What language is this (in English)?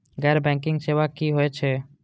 Maithili